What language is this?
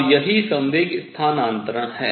Hindi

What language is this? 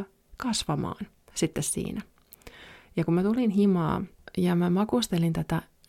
Finnish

